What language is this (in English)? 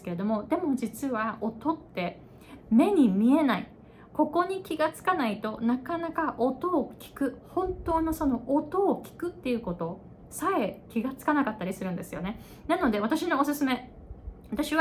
Japanese